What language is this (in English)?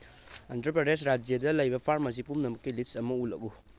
Manipuri